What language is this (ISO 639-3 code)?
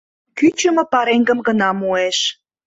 chm